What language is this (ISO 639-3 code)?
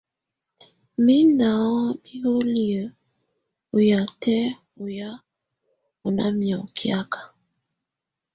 tvu